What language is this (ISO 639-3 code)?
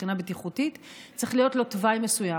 heb